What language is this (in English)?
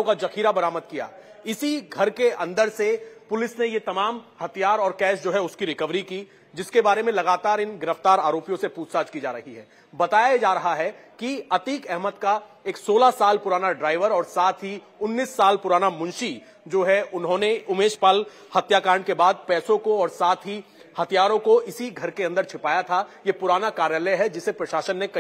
Hindi